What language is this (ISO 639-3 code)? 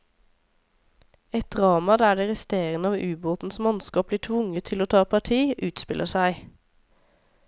nor